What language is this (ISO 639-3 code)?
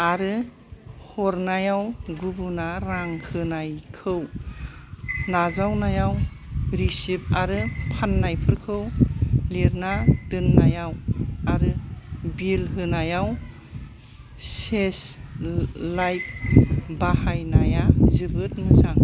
brx